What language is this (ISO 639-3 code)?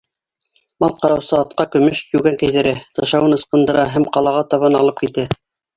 bak